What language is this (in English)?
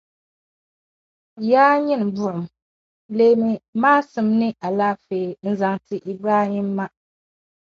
Dagbani